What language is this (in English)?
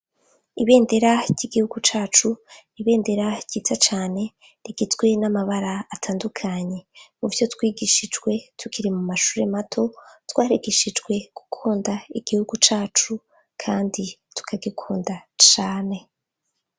Rundi